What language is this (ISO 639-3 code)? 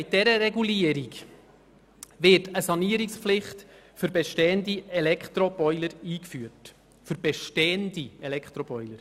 gsw